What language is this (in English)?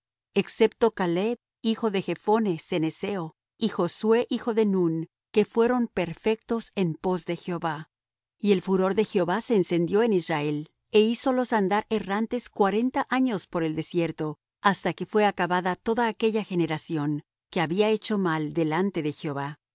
Spanish